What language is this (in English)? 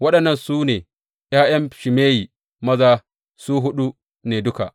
Hausa